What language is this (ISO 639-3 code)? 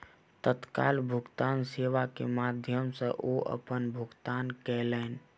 mai